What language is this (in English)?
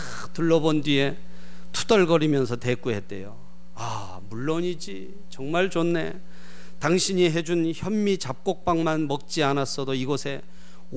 Korean